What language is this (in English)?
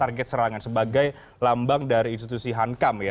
Indonesian